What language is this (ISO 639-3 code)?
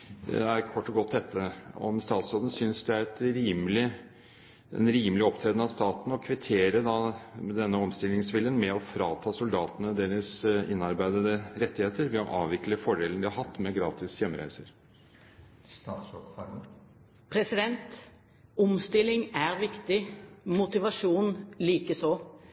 nob